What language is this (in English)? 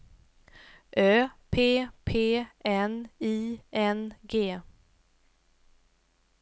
Swedish